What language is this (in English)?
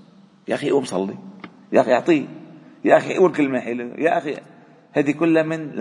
Arabic